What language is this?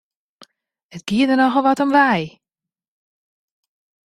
Western Frisian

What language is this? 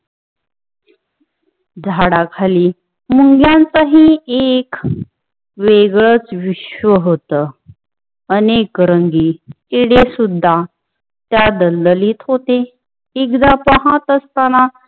Marathi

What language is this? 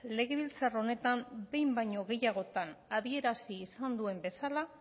Basque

